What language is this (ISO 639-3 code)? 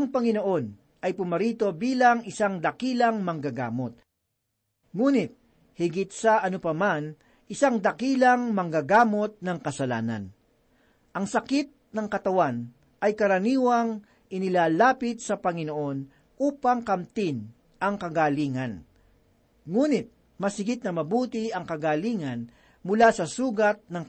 fil